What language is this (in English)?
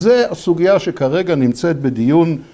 Hebrew